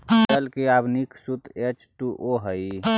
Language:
Magahi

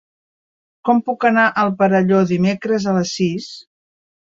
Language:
Catalan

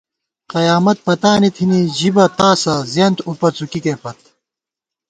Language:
Gawar-Bati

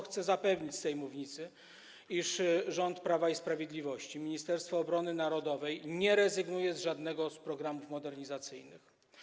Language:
Polish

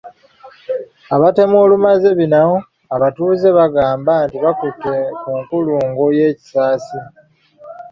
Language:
Ganda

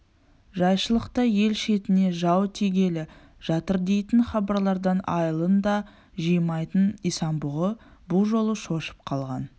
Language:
Kazakh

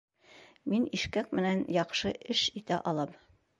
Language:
Bashkir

